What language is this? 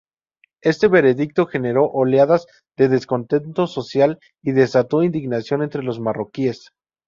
Spanish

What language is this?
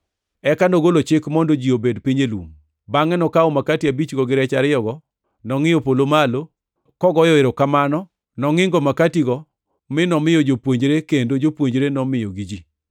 Luo (Kenya and Tanzania)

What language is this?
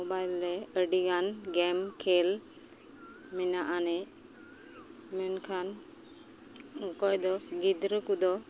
Santali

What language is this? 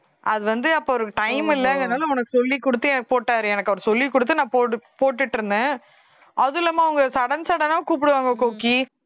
Tamil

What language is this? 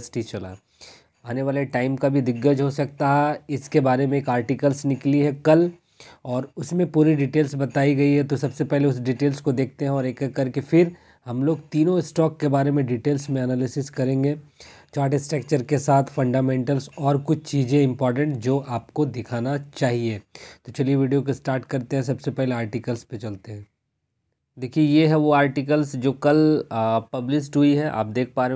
Hindi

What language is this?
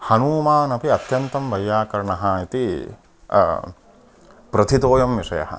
Sanskrit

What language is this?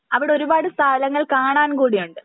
Malayalam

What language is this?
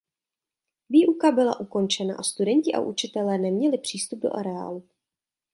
Czech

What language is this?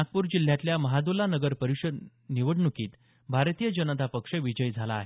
Marathi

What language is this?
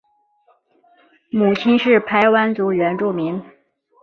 Chinese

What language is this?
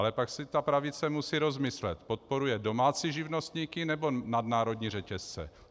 Czech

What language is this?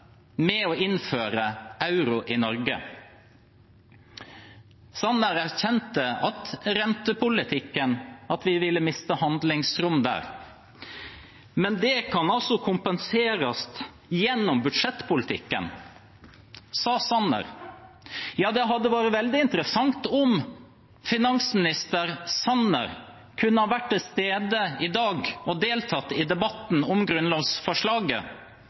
Norwegian Bokmål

